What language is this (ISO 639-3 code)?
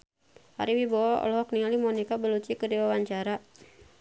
sun